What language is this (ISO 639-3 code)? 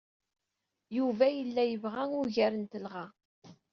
kab